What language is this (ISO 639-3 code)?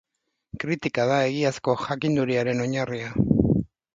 eus